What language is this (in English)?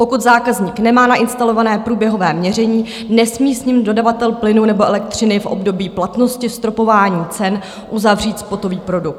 Czech